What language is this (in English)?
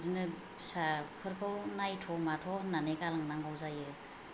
Bodo